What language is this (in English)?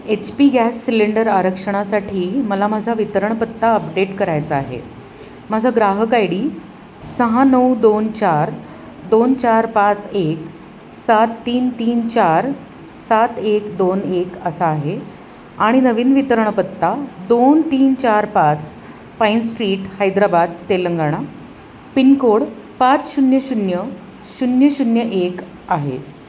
Marathi